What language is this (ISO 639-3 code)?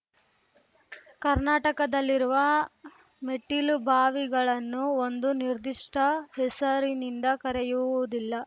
kan